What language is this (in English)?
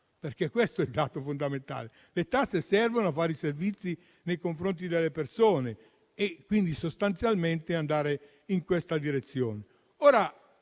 Italian